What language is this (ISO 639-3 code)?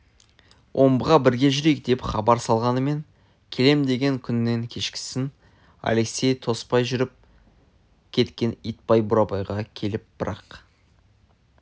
kaz